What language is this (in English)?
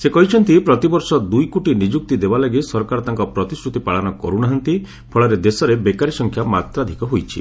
Odia